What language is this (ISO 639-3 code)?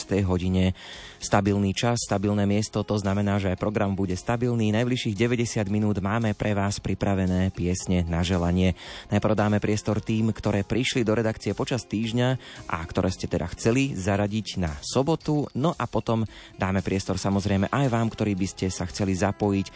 slk